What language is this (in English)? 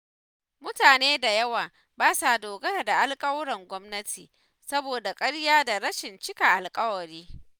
Hausa